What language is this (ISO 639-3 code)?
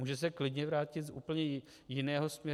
ces